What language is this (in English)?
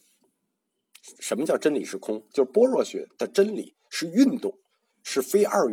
Chinese